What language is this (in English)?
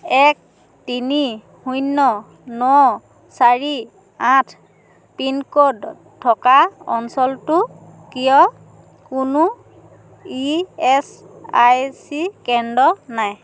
Assamese